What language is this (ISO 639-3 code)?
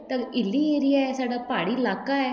doi